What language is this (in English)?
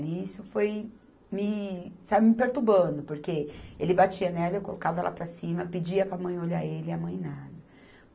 Portuguese